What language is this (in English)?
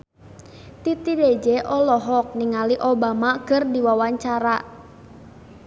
Sundanese